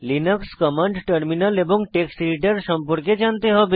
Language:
Bangla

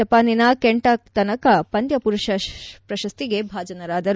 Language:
Kannada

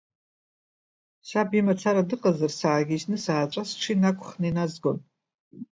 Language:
Abkhazian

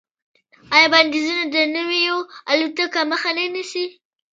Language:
Pashto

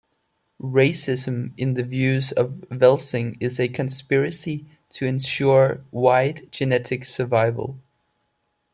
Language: English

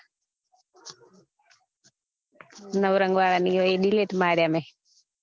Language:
Gujarati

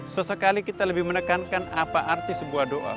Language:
Indonesian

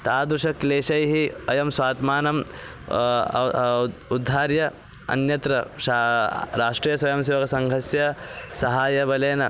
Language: Sanskrit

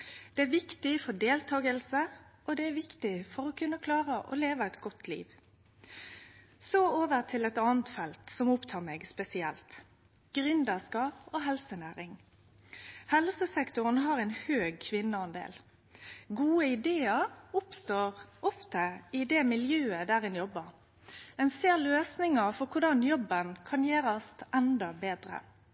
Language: Norwegian Nynorsk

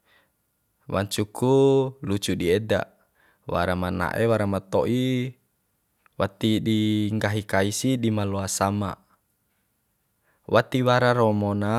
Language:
Bima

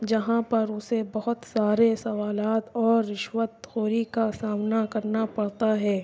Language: Urdu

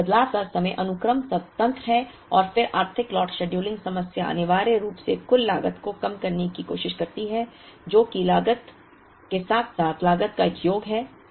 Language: Hindi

